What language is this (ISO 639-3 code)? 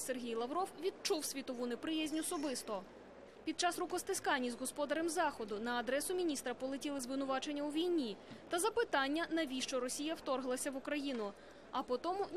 ukr